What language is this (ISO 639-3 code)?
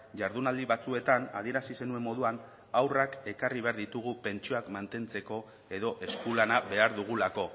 eus